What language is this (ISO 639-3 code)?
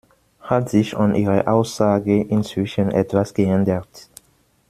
deu